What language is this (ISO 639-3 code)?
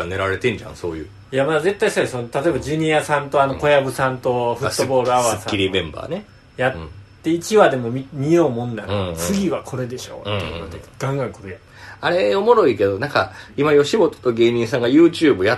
jpn